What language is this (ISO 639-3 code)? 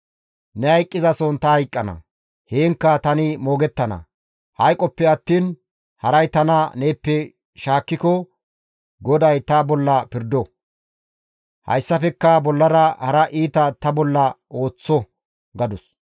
gmv